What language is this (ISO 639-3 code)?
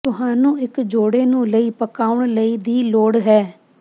pan